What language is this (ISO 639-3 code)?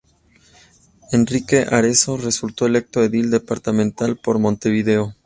spa